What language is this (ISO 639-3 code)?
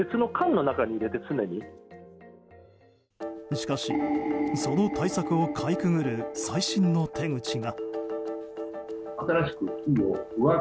jpn